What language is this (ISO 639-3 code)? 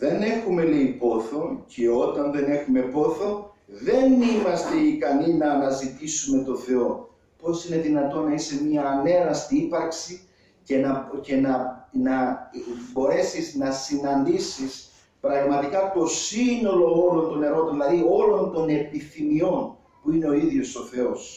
ell